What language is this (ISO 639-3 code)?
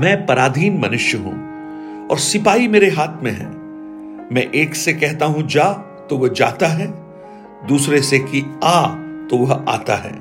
hin